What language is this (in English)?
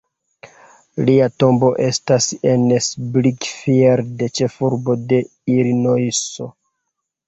Esperanto